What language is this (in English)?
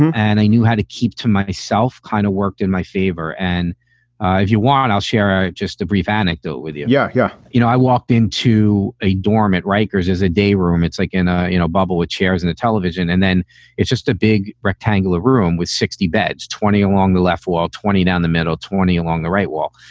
English